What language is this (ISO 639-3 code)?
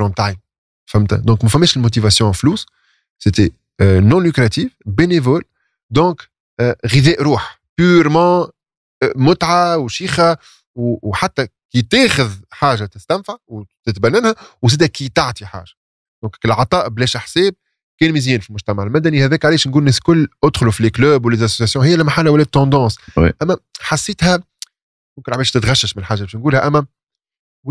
ara